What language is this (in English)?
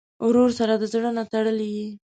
Pashto